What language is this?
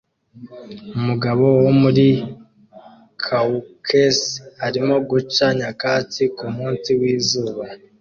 Kinyarwanda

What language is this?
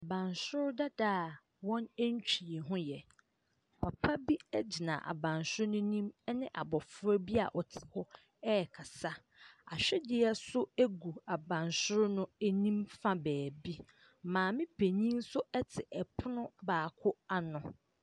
Akan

